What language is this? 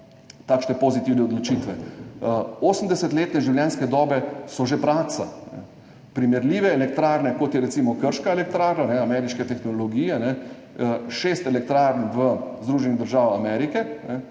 Slovenian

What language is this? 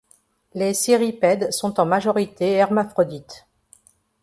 French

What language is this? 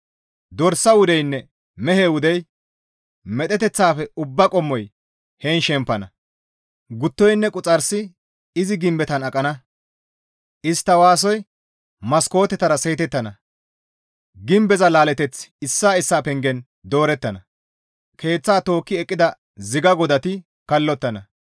Gamo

